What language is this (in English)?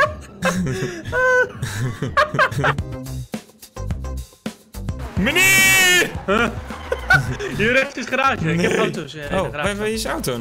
Dutch